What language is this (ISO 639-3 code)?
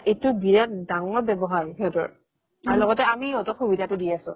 asm